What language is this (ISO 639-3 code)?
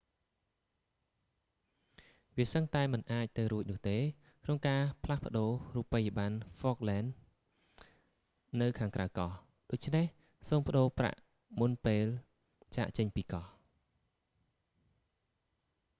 khm